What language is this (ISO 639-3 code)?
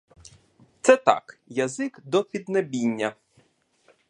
ukr